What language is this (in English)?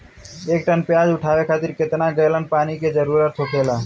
Bhojpuri